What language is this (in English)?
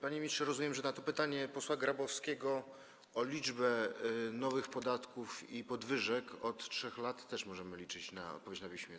Polish